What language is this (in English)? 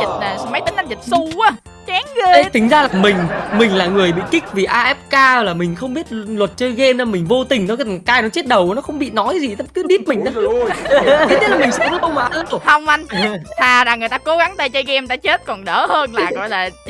Vietnamese